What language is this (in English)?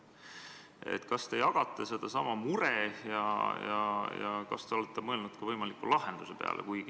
Estonian